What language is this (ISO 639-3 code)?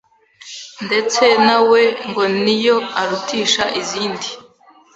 kin